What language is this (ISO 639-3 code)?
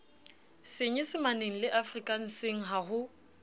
sot